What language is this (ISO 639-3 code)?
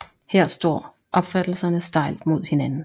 dan